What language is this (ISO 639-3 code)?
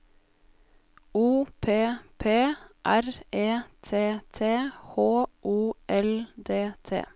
nor